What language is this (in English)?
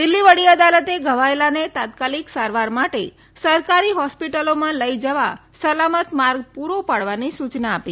Gujarati